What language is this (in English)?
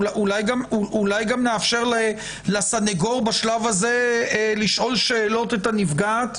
Hebrew